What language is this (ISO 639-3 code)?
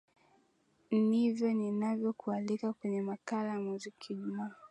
swa